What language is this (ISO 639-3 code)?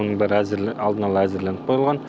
kaz